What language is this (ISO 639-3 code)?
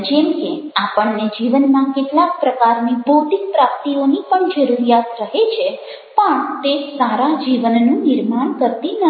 guj